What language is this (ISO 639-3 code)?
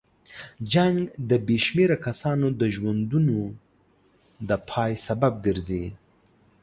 pus